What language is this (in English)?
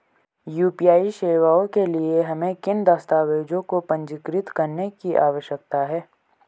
Hindi